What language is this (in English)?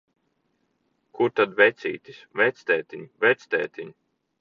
Latvian